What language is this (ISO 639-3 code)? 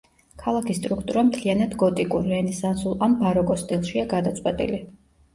kat